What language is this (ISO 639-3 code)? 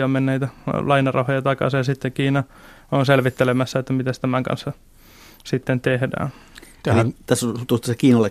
fin